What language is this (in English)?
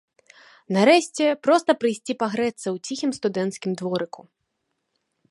Belarusian